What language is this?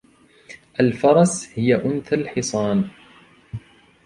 Arabic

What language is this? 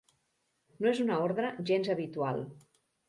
Catalan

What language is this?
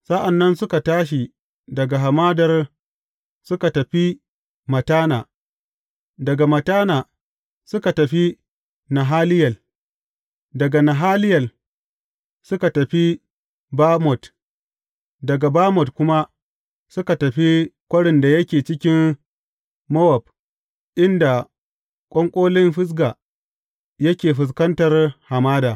Hausa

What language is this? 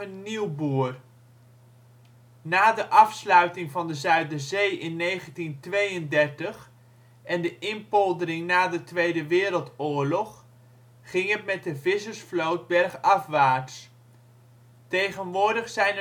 Dutch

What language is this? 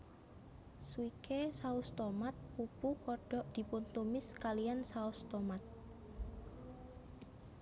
Javanese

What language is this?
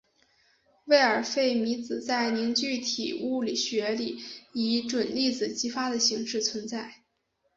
Chinese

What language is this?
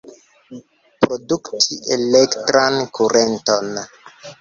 Esperanto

